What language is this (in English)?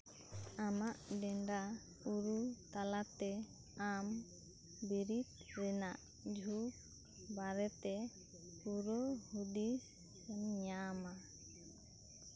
Santali